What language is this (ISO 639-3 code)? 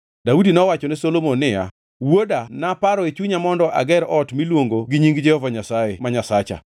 luo